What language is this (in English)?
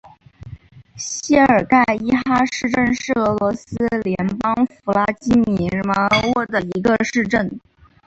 Chinese